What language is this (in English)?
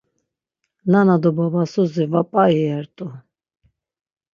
Laz